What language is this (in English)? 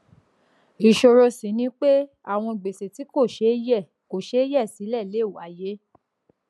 Yoruba